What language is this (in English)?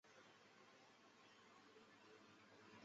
Chinese